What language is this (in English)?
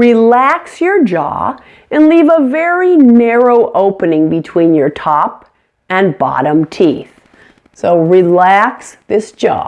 English